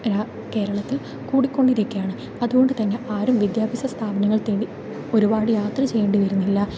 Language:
Malayalam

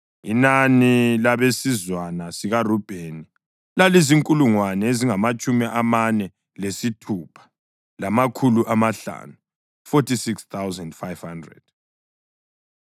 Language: North Ndebele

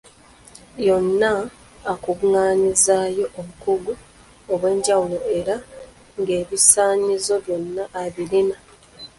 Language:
Ganda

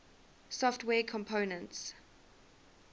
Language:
English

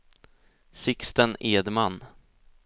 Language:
Swedish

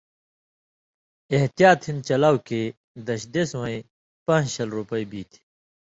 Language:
Indus Kohistani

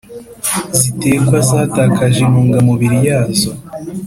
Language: Kinyarwanda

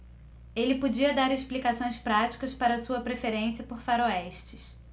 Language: Portuguese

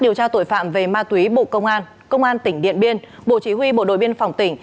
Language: Vietnamese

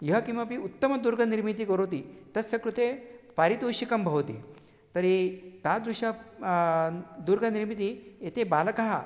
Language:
Sanskrit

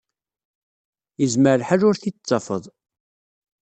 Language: Kabyle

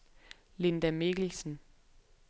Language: Danish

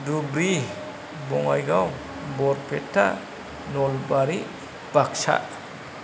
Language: Bodo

